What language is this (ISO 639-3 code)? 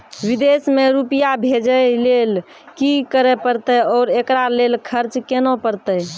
mai